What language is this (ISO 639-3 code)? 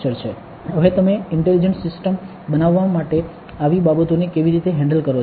guj